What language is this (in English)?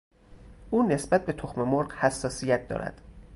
Persian